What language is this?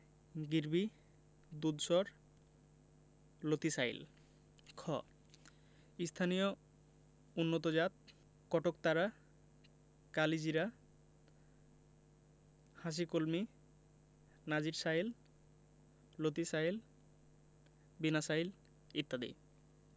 Bangla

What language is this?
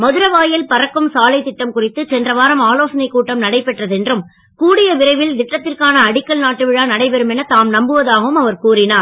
Tamil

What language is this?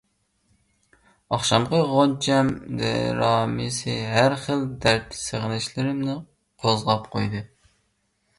Uyghur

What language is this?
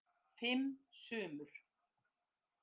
Icelandic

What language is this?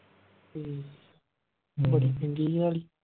Punjabi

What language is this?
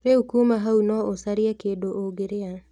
Kikuyu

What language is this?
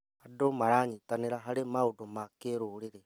Kikuyu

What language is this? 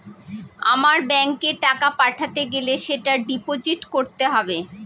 Bangla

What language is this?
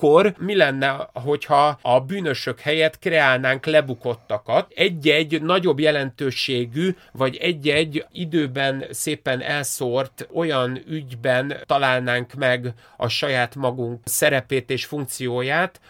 Hungarian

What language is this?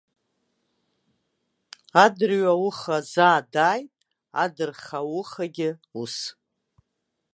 Abkhazian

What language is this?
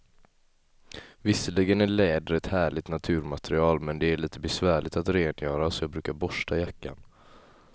Swedish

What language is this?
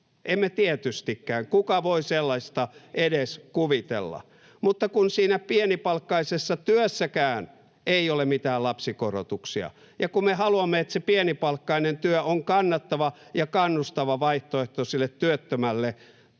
Finnish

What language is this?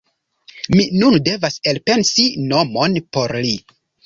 Esperanto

